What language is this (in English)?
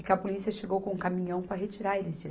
Portuguese